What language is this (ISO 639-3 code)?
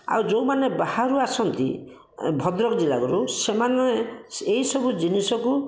ori